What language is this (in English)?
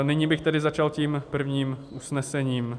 Czech